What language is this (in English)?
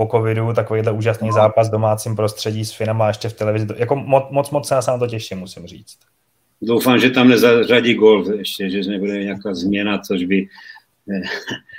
Czech